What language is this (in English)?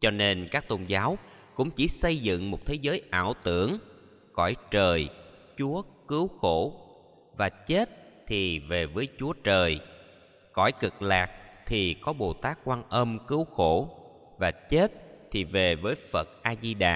Vietnamese